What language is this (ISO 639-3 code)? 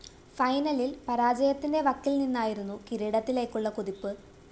mal